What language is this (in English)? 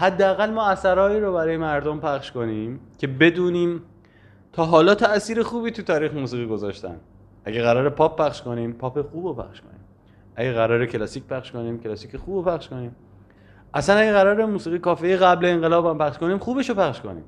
Persian